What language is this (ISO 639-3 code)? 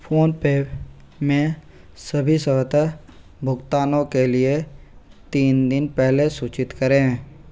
hin